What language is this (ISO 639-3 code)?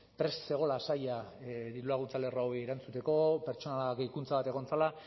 eus